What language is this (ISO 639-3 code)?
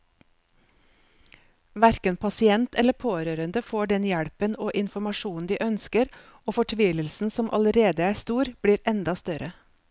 nor